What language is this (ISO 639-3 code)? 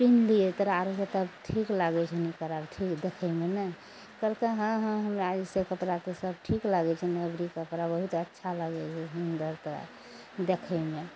mai